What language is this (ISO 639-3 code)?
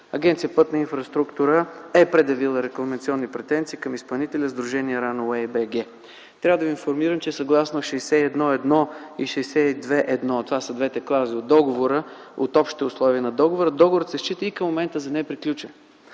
bul